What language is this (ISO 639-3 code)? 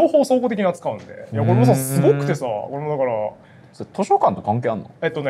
jpn